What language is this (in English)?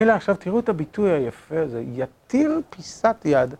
Hebrew